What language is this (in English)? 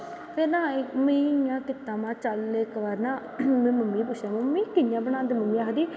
Dogri